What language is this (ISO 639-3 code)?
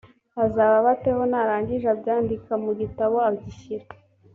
kin